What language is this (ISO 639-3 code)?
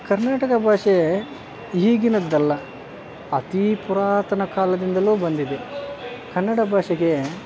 kan